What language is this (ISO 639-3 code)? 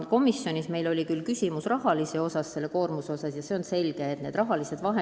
est